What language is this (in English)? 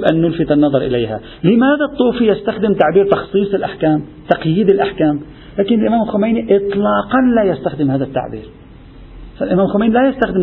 Arabic